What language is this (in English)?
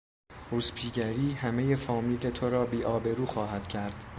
Persian